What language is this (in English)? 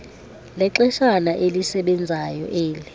Xhosa